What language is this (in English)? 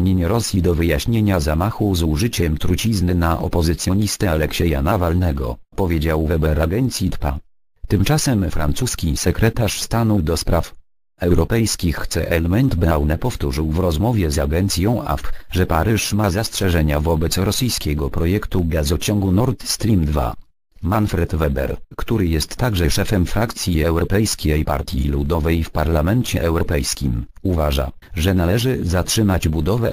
Polish